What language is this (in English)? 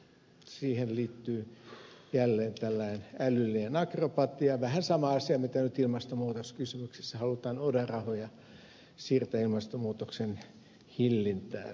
Finnish